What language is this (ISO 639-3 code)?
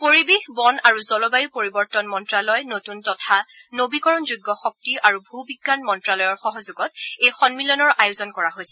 asm